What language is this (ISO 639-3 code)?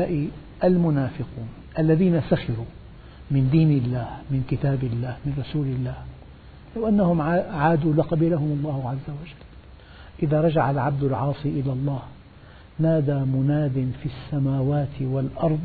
ara